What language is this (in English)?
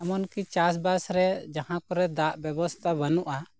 Santali